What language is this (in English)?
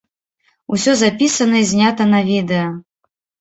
Belarusian